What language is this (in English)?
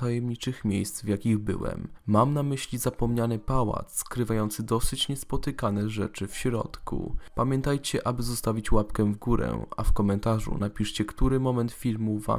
Polish